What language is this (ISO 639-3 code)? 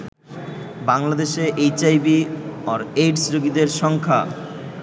ben